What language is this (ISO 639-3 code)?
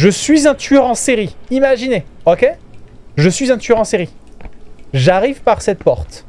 fra